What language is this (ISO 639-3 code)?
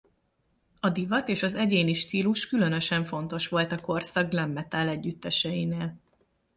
hun